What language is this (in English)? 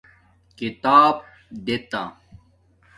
Domaaki